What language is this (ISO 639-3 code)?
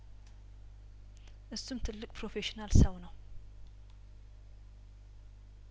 amh